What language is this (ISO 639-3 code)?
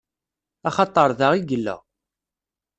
kab